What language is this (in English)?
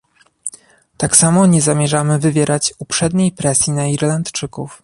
Polish